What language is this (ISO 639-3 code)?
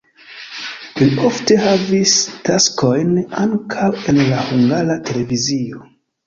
epo